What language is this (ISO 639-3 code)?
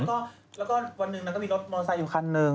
tha